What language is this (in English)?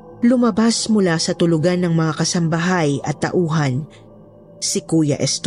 Filipino